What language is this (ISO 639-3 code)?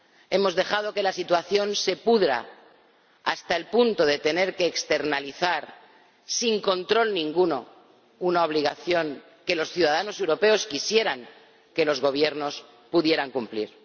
spa